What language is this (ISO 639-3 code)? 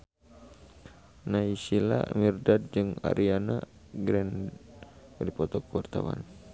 sun